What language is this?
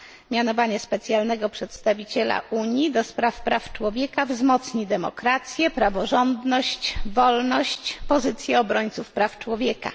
Polish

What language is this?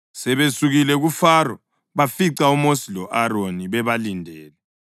North Ndebele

